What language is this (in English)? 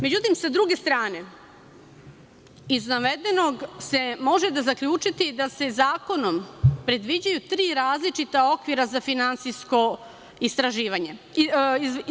Serbian